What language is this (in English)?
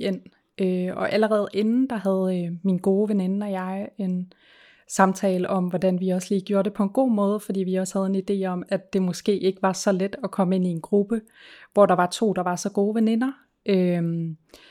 Danish